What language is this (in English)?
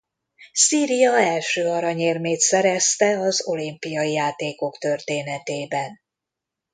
Hungarian